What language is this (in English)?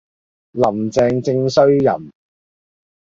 Cantonese